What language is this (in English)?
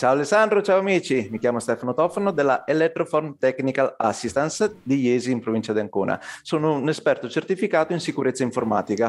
Italian